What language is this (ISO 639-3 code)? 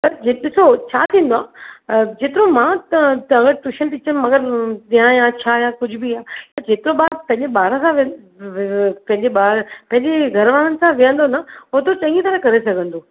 snd